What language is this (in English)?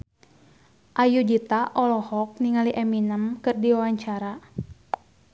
Sundanese